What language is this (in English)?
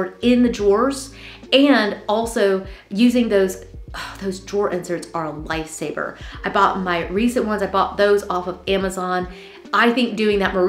English